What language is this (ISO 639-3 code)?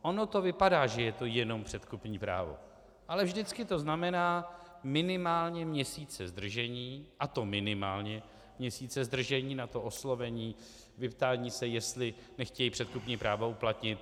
ces